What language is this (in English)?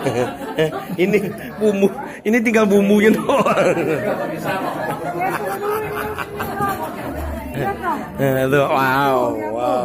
Indonesian